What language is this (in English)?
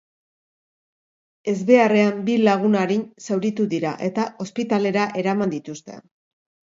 Basque